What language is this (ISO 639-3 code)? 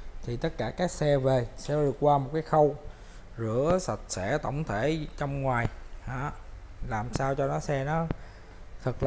vie